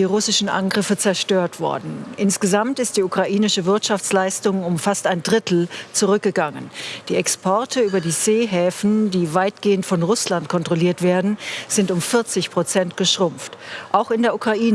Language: German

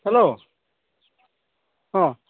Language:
Bodo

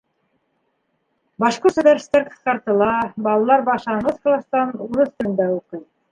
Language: Bashkir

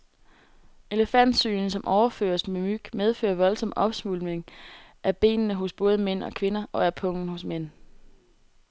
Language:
Danish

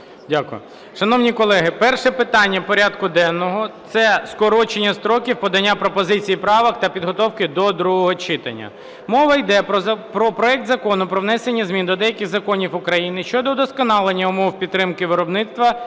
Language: Ukrainian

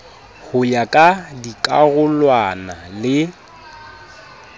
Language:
Southern Sotho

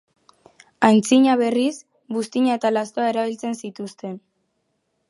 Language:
Basque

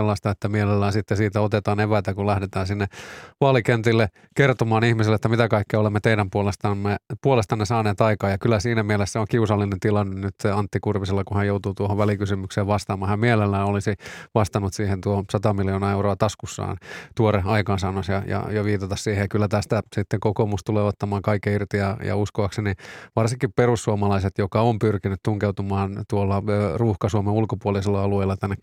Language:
Finnish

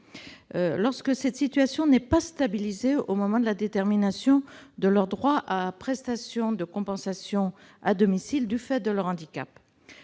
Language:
French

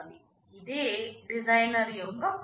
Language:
Telugu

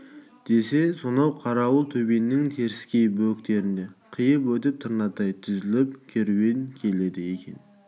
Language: Kazakh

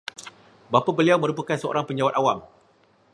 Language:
Malay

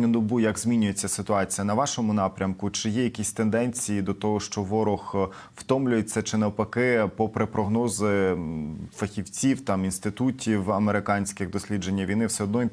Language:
Ukrainian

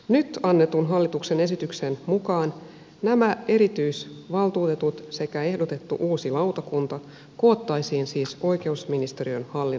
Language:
Finnish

